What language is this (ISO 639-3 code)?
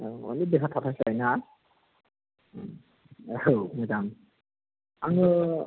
brx